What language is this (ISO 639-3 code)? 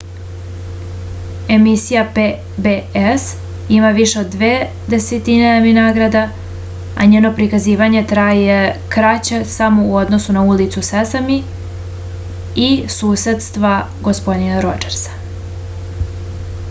srp